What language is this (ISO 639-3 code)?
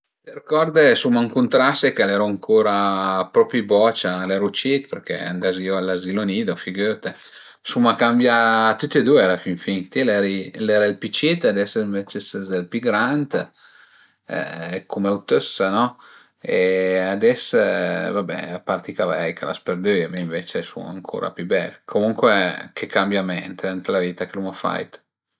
pms